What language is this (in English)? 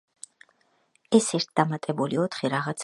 Georgian